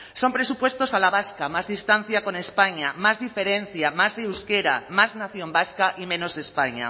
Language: Spanish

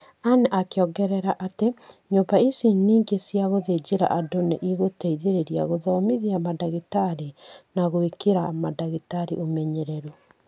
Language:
Kikuyu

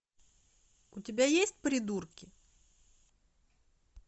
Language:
Russian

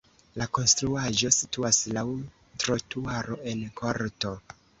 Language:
Esperanto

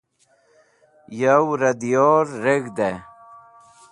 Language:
Wakhi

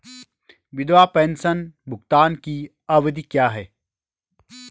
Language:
Hindi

